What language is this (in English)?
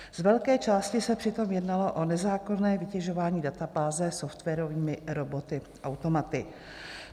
Czech